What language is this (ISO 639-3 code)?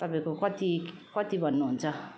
nep